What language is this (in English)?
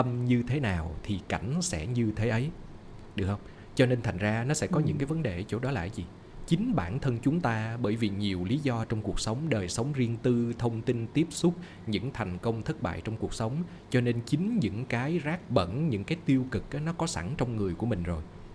Vietnamese